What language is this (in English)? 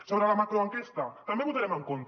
Catalan